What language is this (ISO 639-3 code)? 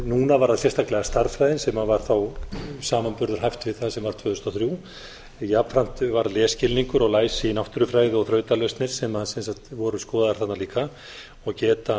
isl